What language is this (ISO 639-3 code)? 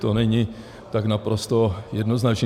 ces